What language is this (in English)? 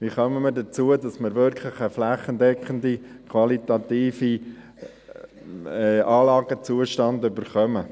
Swiss German